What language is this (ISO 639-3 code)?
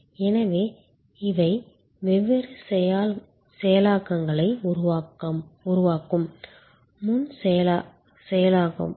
tam